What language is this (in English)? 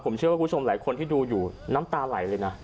Thai